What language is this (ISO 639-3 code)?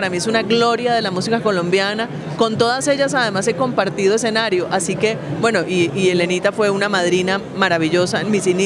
spa